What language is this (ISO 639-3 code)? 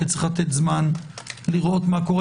heb